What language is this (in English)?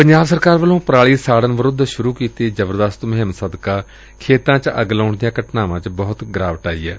Punjabi